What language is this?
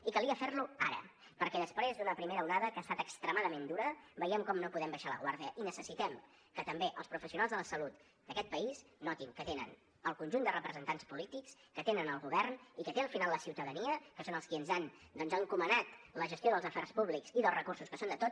Catalan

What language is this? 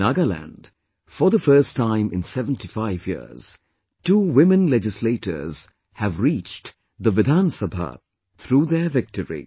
English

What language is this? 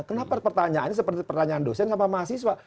Indonesian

